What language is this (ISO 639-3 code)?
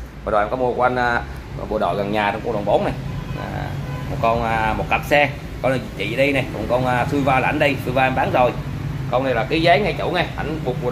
vie